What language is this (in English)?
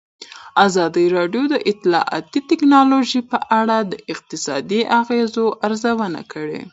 Pashto